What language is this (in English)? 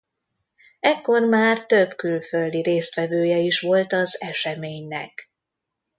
Hungarian